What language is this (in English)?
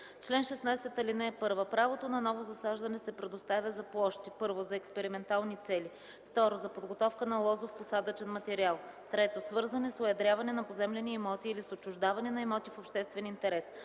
Bulgarian